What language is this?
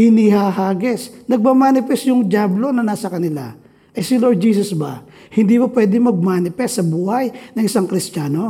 Filipino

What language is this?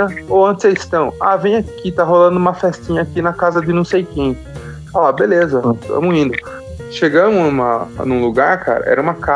Portuguese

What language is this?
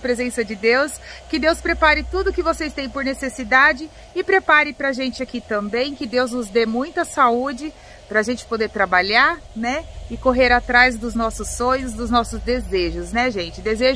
Portuguese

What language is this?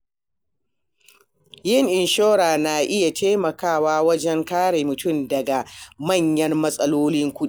Hausa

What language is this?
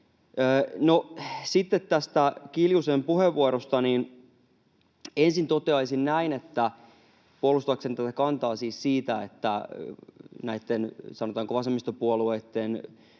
Finnish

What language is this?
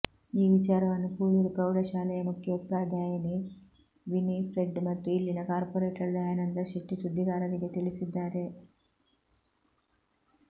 Kannada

